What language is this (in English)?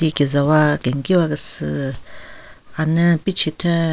Southern Rengma Naga